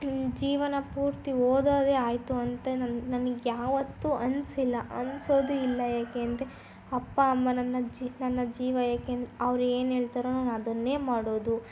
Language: Kannada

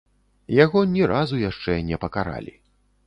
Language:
Belarusian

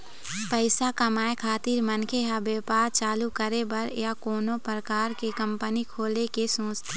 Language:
Chhattisgarhi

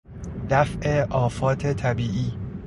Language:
Persian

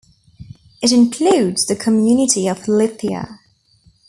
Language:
English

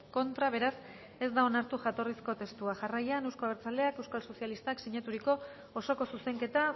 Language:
Basque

